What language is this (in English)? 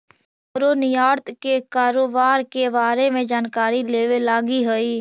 Magahi